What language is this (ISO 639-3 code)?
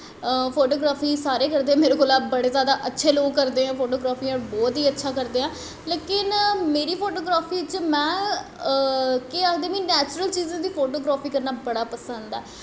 doi